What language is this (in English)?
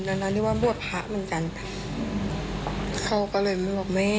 Thai